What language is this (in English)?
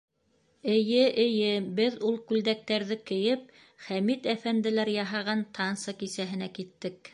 Bashkir